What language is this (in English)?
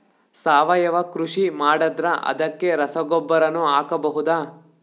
Kannada